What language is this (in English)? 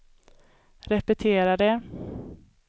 Swedish